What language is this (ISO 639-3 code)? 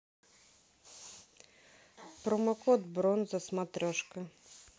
rus